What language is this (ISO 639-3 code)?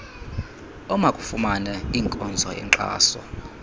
xho